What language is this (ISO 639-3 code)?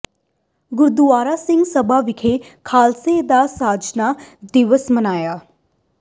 pan